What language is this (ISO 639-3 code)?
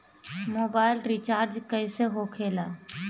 bho